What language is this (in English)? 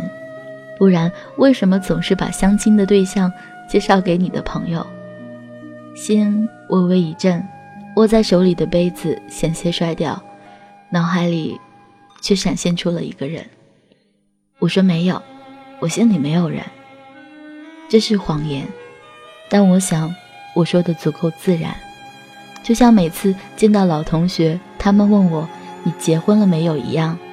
Chinese